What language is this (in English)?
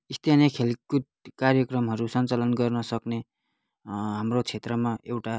Nepali